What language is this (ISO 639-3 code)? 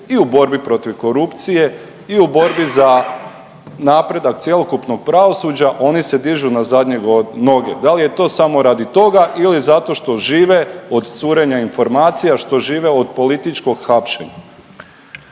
hrv